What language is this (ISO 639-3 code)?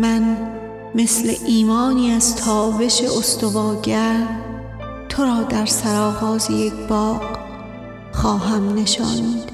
fas